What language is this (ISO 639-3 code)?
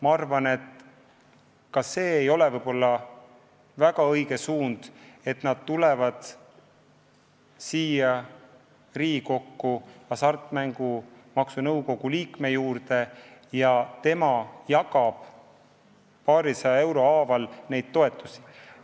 est